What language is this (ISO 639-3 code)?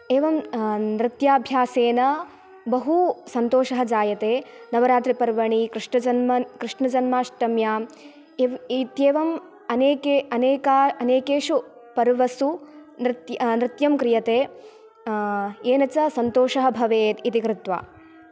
san